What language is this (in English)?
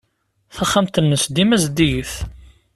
Kabyle